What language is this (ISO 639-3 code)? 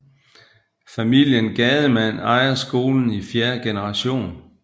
dan